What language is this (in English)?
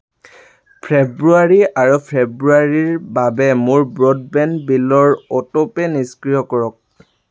Assamese